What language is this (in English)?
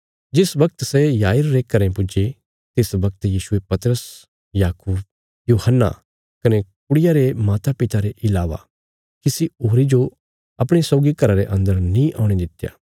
Bilaspuri